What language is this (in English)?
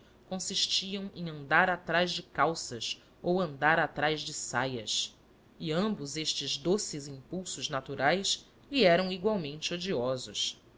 Portuguese